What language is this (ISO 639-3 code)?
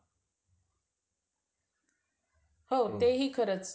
mar